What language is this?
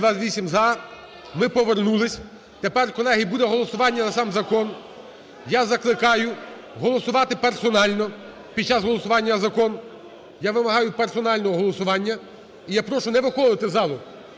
Ukrainian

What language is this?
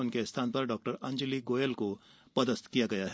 Hindi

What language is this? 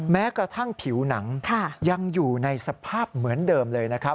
Thai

